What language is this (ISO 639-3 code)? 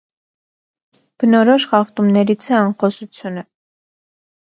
hye